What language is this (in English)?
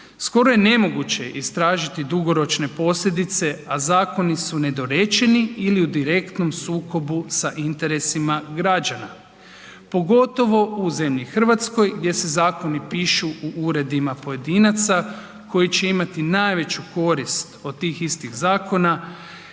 Croatian